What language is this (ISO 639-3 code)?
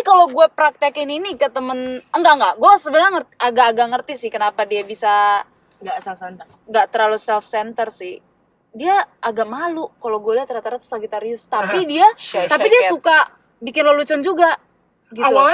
ind